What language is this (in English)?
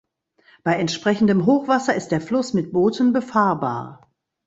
German